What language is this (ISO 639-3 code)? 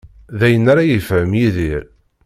kab